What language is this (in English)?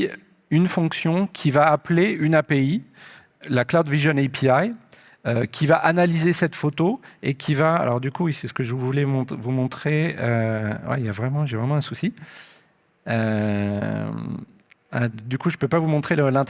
French